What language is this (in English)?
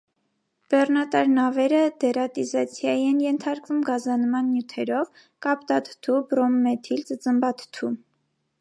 Armenian